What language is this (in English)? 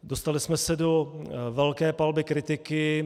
Czech